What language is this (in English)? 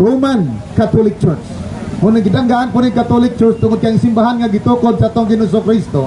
Filipino